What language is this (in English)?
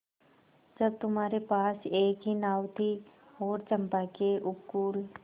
Hindi